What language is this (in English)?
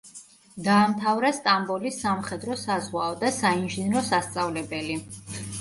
Georgian